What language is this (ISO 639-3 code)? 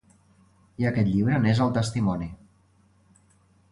cat